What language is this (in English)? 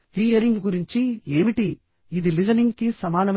Telugu